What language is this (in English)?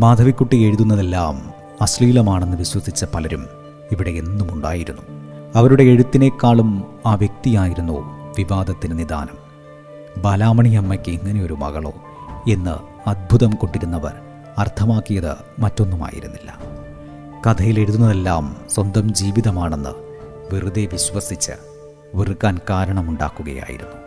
Malayalam